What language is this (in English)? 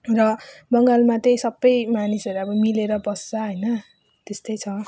Nepali